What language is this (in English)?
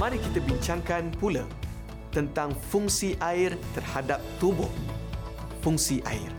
Malay